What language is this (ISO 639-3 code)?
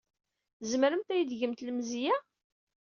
kab